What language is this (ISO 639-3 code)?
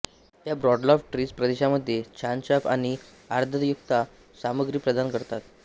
mar